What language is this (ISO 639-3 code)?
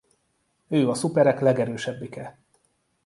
hun